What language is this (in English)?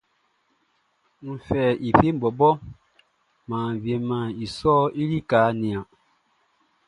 Baoulé